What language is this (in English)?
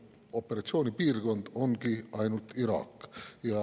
Estonian